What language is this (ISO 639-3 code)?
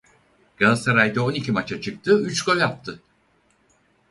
tur